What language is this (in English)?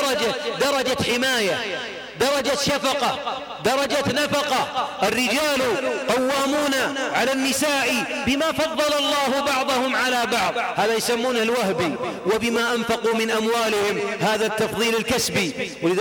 Arabic